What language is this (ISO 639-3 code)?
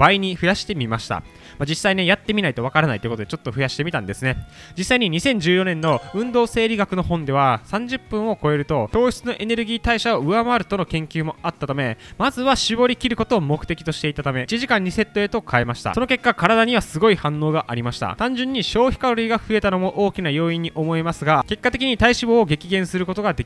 jpn